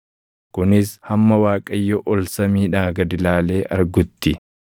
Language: Oromo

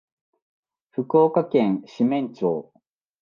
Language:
Japanese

